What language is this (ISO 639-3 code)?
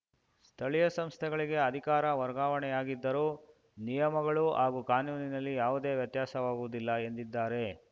kan